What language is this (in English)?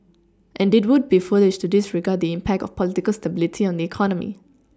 English